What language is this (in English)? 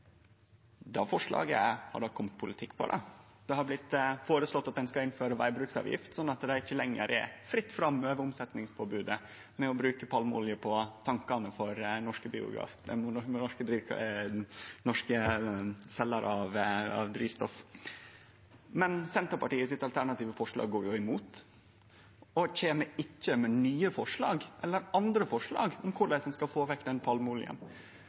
Norwegian Nynorsk